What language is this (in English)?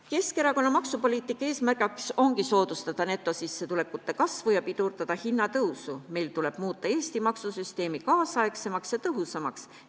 Estonian